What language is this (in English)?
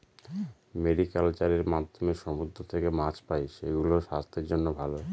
Bangla